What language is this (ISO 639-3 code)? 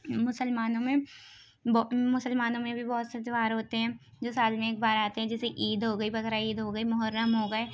urd